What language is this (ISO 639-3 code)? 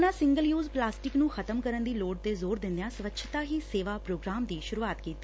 pan